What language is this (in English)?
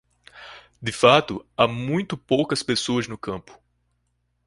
Portuguese